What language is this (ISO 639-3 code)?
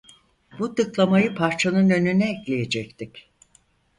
tur